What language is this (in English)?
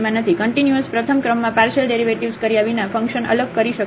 Gujarati